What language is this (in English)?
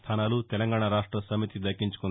Telugu